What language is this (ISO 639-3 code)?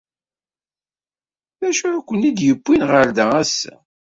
kab